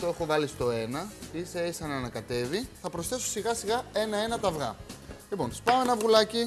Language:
Greek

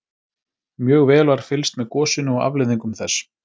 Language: Icelandic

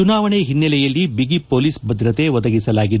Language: Kannada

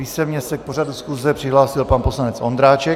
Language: Czech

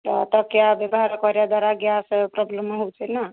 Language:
Odia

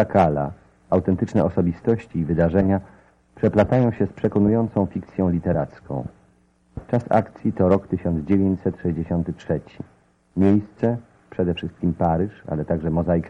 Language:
Polish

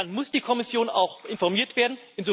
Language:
German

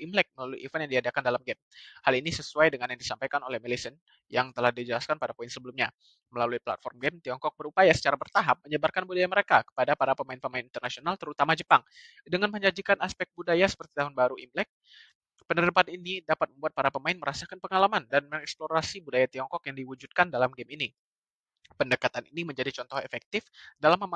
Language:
Indonesian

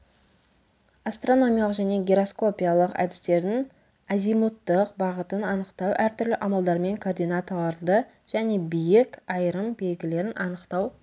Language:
Kazakh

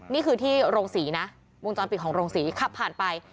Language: Thai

